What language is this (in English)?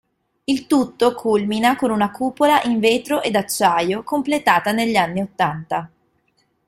Italian